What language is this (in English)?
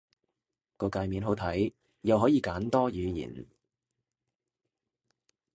Cantonese